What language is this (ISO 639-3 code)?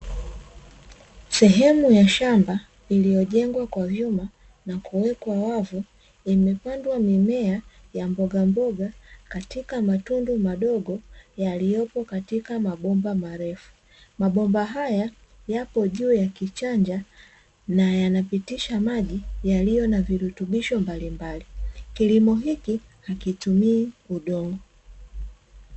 swa